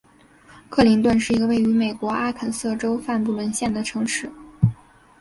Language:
Chinese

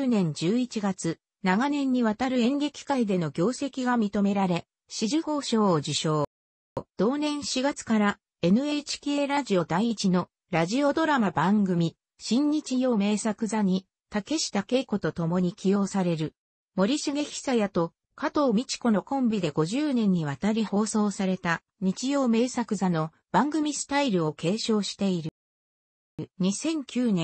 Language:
Japanese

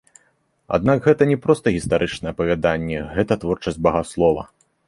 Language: Belarusian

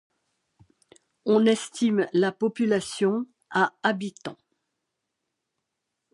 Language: French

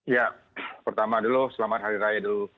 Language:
Indonesian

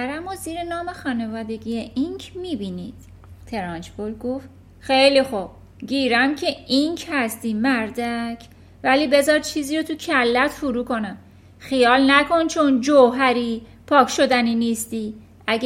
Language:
Persian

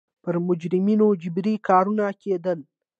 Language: Pashto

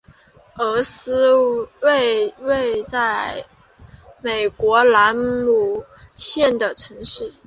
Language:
Chinese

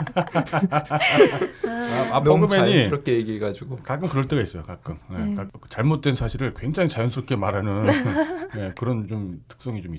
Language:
Korean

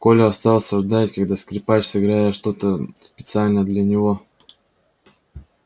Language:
Russian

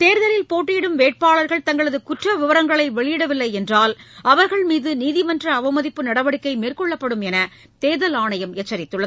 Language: Tamil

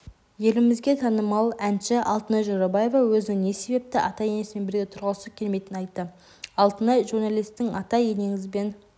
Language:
Kazakh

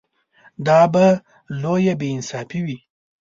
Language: Pashto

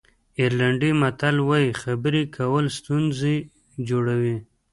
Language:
Pashto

